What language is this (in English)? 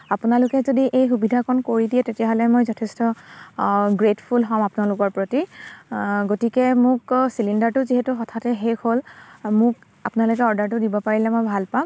Assamese